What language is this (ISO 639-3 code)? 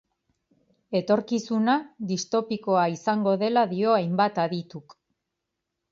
eus